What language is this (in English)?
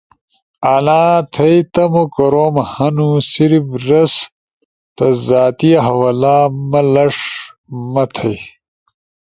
Ushojo